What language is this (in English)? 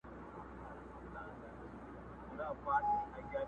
Pashto